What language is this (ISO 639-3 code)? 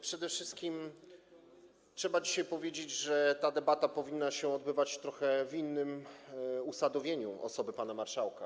pol